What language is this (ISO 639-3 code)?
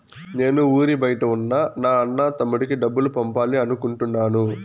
tel